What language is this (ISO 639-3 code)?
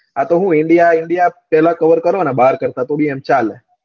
guj